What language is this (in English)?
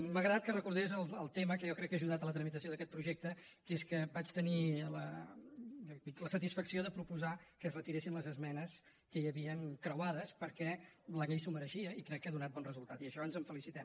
Catalan